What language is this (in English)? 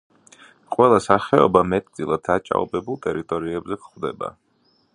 Georgian